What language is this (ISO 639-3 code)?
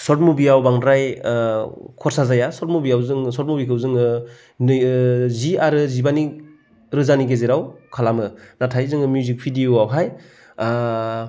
brx